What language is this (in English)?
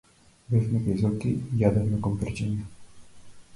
Macedonian